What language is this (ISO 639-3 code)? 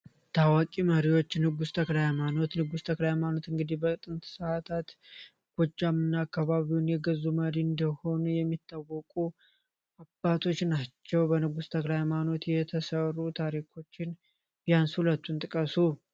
amh